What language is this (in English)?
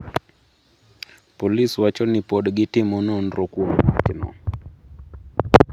Luo (Kenya and Tanzania)